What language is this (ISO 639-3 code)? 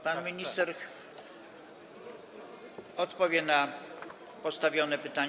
pol